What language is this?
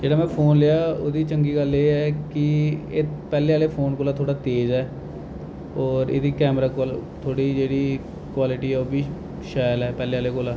Dogri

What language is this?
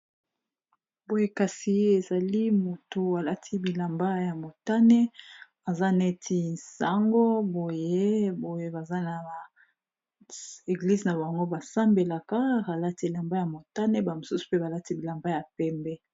Lingala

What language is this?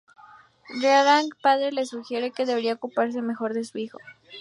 Spanish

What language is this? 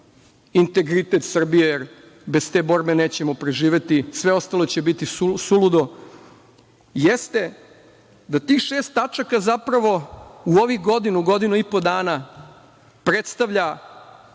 Serbian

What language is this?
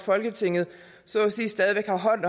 Danish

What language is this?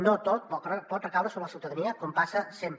Catalan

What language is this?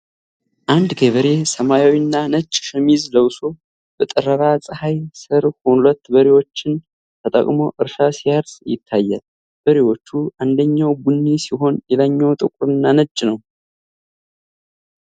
Amharic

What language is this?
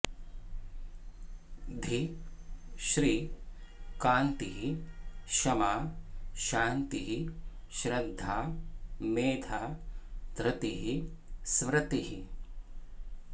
Sanskrit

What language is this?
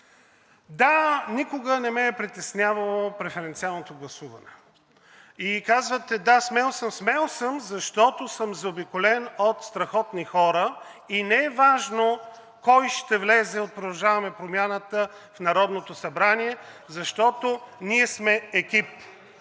Bulgarian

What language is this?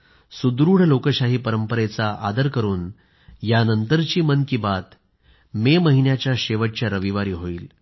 Marathi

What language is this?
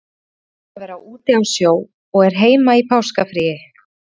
Icelandic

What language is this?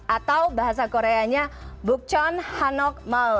Indonesian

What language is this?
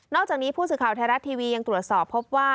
Thai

